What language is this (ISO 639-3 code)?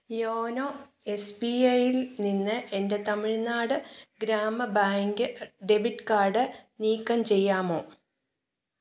mal